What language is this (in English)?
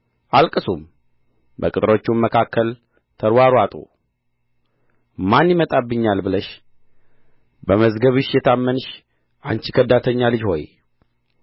Amharic